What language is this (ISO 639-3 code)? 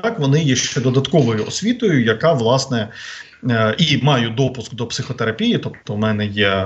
ukr